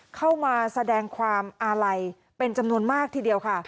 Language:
Thai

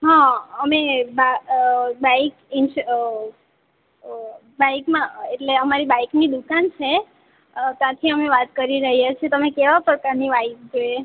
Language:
Gujarati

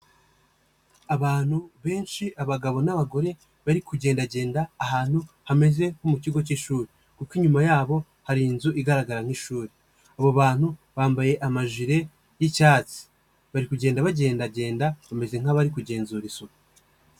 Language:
Kinyarwanda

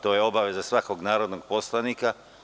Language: Serbian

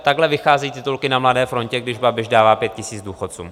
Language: Czech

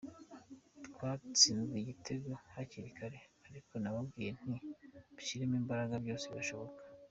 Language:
Kinyarwanda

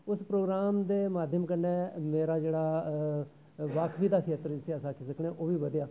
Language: Dogri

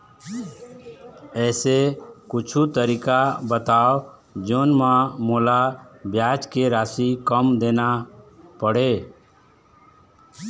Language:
Chhattisgarhi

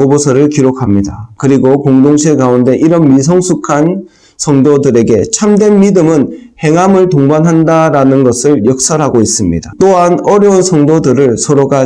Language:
Korean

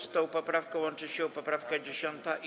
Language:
Polish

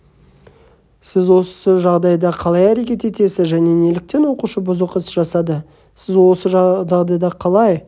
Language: Kazakh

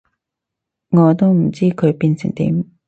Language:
Cantonese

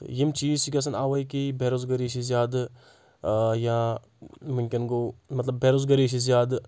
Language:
Kashmiri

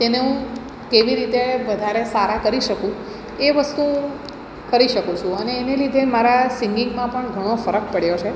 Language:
Gujarati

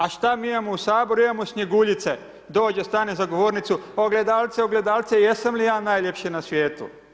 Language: Croatian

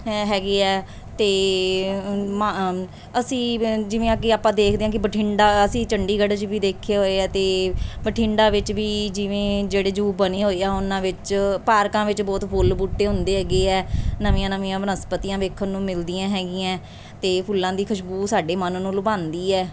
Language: Punjabi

